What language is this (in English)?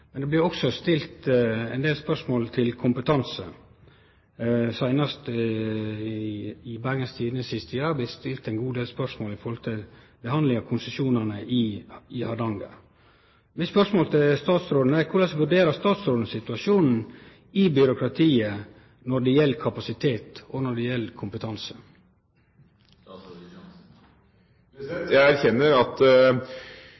Norwegian